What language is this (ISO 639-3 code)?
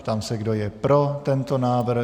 ces